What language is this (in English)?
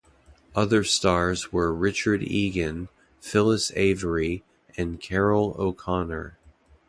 English